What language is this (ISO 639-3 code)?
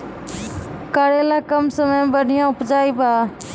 mai